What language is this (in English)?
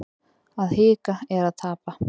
Icelandic